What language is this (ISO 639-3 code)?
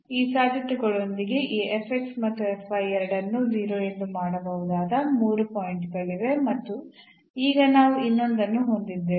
kan